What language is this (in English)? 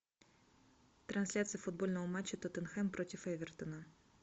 Russian